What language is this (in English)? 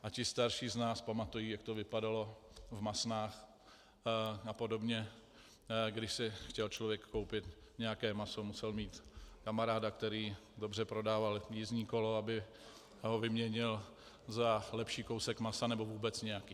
Czech